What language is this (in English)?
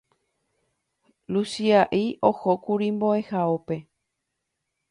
Guarani